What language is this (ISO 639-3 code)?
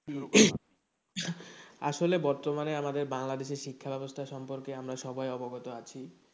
ben